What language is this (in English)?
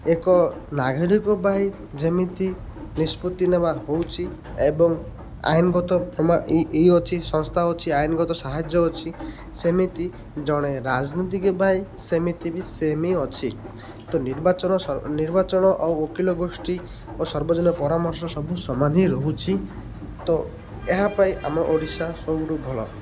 Odia